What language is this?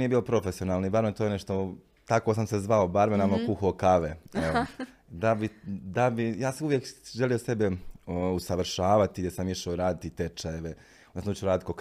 Croatian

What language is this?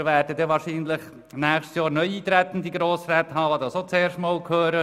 Swiss German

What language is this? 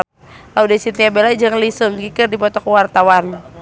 Sundanese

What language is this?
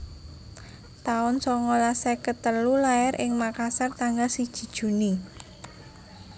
Javanese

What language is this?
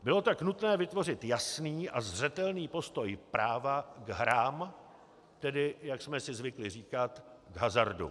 Czech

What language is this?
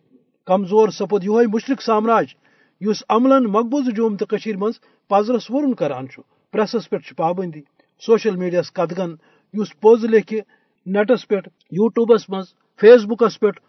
Urdu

